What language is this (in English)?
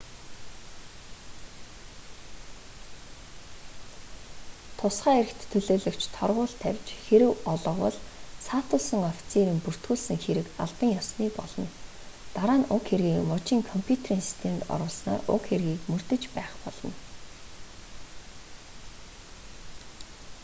Mongolian